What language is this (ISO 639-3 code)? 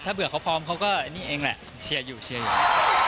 tha